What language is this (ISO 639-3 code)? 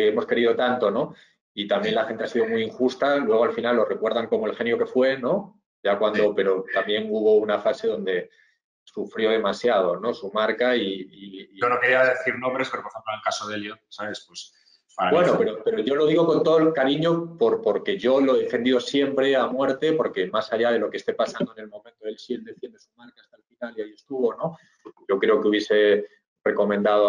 spa